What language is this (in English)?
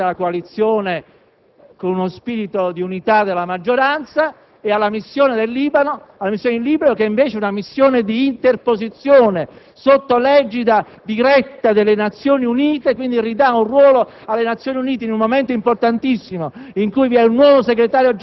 Italian